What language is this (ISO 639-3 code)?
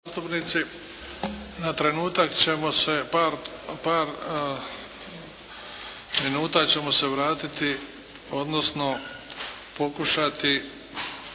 hrv